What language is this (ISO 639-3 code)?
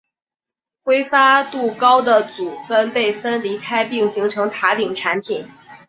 zho